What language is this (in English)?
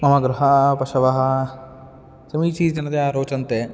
Sanskrit